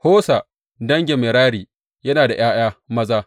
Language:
Hausa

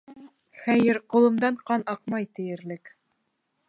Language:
Bashkir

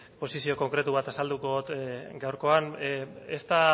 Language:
Basque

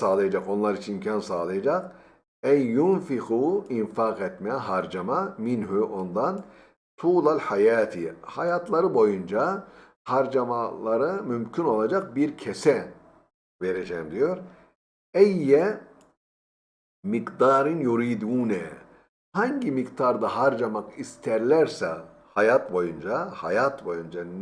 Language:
Turkish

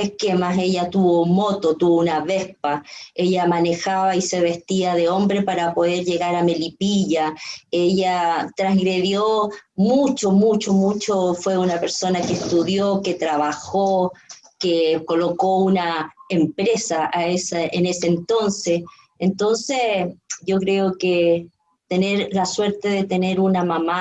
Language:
Spanish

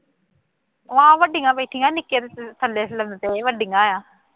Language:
Punjabi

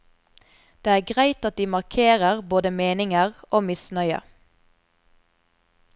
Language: Norwegian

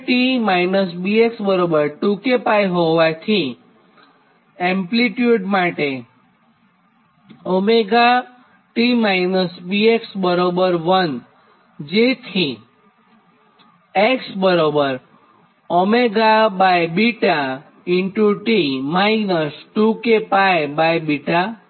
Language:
Gujarati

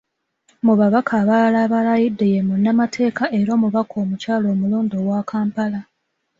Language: Ganda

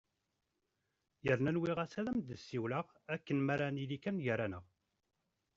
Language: Kabyle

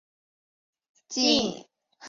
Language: Chinese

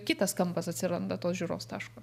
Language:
Lithuanian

